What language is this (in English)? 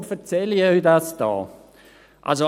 Swiss German